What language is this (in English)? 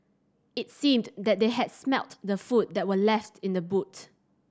English